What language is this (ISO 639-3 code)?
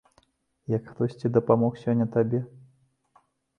bel